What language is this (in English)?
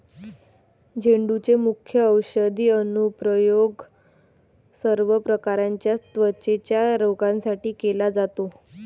Marathi